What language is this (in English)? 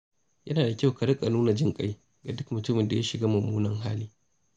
Hausa